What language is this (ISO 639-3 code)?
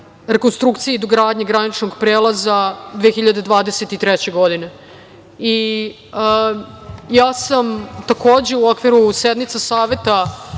srp